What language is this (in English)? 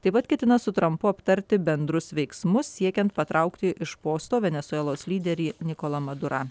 Lithuanian